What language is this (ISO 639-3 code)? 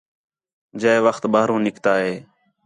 xhe